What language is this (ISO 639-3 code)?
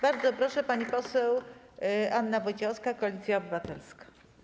pol